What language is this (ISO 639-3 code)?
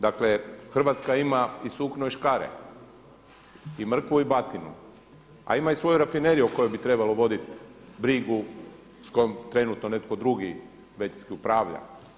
hrv